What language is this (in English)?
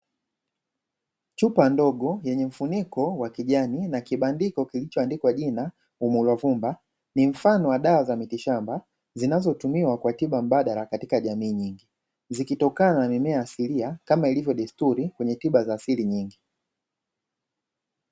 Swahili